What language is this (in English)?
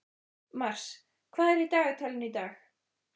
Icelandic